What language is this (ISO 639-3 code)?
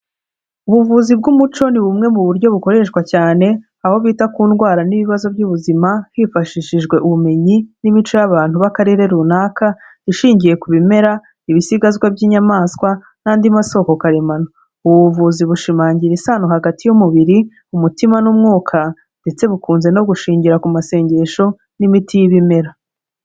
kin